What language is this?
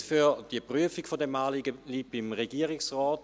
Swiss German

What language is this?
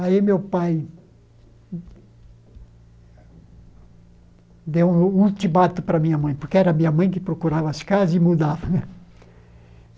Portuguese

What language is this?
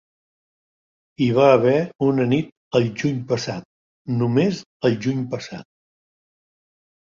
Catalan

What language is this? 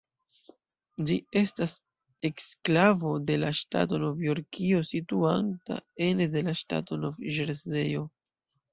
Esperanto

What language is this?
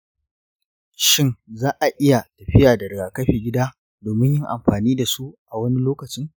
Hausa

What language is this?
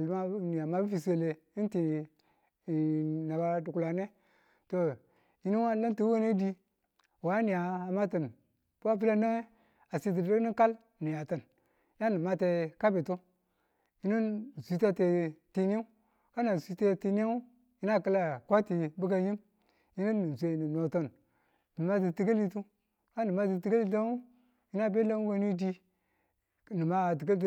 Tula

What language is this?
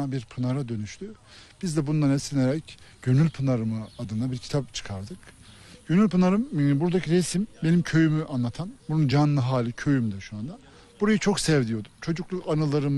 Turkish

